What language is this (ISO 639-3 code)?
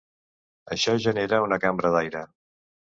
cat